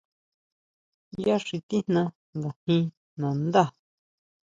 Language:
Huautla Mazatec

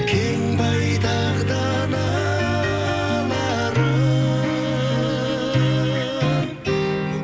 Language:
Kazakh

